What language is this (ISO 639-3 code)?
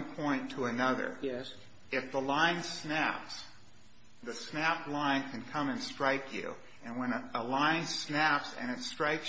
eng